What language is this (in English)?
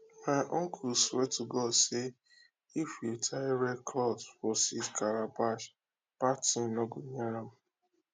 Nigerian Pidgin